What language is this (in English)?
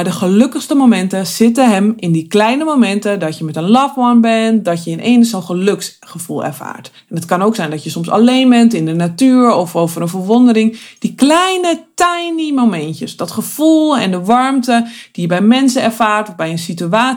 Dutch